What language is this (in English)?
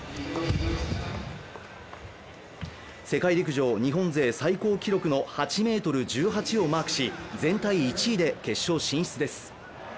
Japanese